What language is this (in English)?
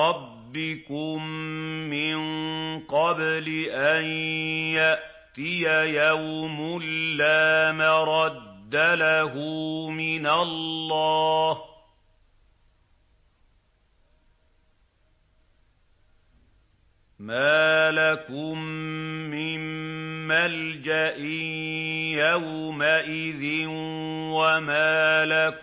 Arabic